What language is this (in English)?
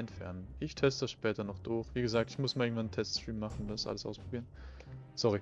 German